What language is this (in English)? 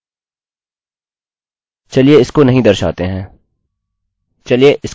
Hindi